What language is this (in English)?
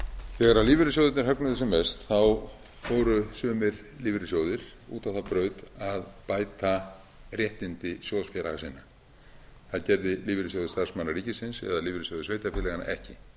Icelandic